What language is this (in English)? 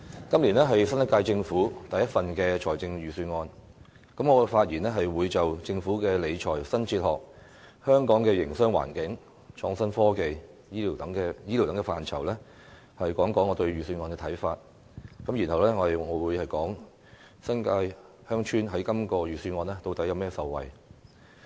Cantonese